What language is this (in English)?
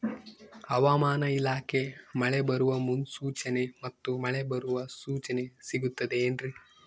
Kannada